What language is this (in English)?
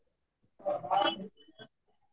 Marathi